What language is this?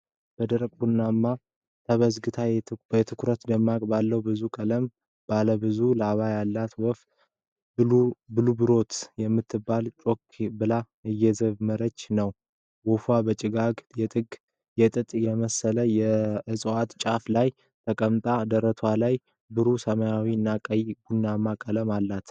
Amharic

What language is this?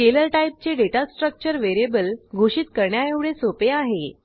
Marathi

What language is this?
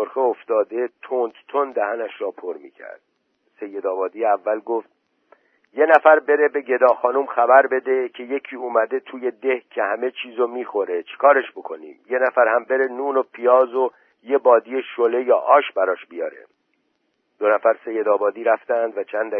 Persian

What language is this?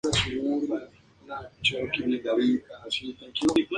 Spanish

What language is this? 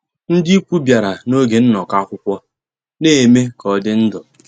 Igbo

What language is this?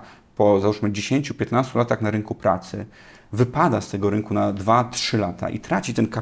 Polish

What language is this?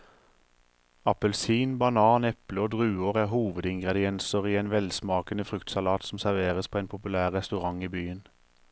Norwegian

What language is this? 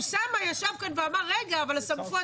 Hebrew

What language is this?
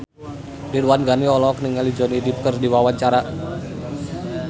Sundanese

